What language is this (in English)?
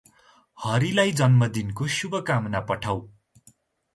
Nepali